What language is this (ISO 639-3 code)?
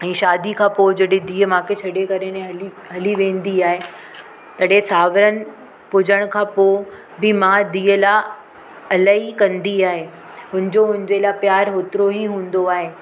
snd